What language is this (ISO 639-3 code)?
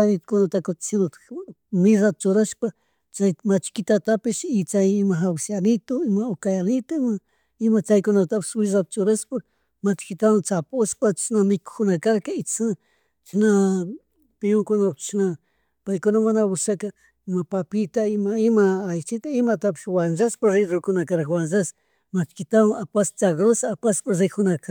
qug